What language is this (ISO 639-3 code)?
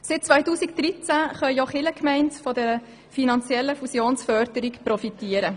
gsw